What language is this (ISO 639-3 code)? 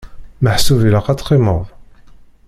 kab